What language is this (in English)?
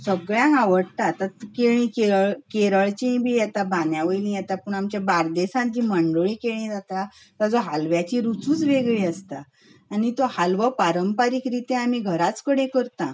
Konkani